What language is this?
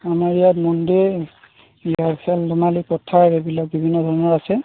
Assamese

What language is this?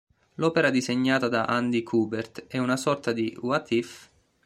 Italian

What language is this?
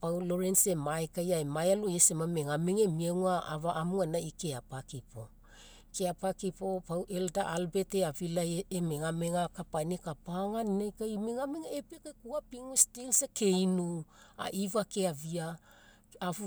Mekeo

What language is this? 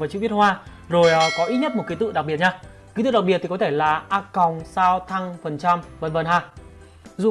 Vietnamese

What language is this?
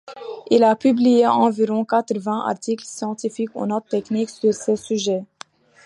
French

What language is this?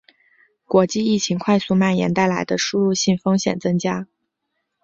Chinese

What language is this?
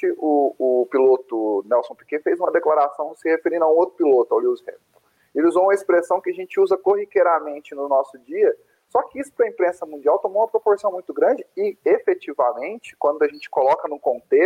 Portuguese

